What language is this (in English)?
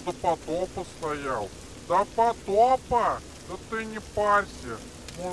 Russian